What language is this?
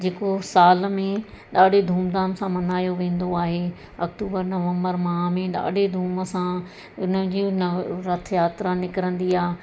Sindhi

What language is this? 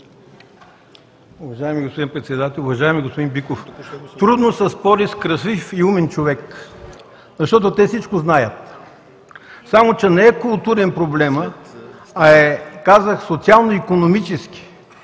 Bulgarian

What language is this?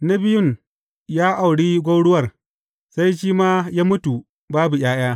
Hausa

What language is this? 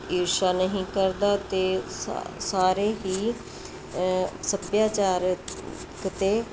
Punjabi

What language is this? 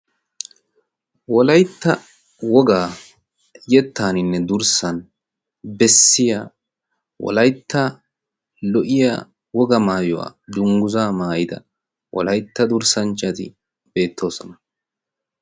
Wolaytta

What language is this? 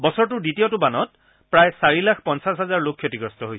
Assamese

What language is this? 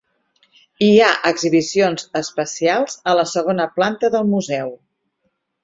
Catalan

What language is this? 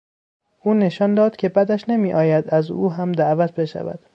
Persian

